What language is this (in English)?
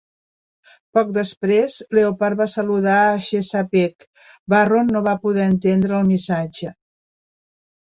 Catalan